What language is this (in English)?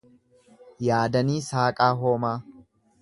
Oromo